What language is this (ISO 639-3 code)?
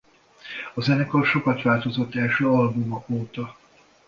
hun